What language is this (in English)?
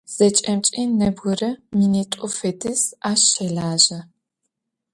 Adyghe